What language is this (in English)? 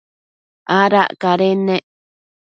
Matsés